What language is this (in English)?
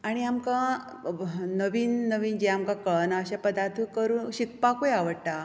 Konkani